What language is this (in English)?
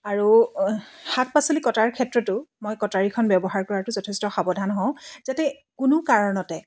Assamese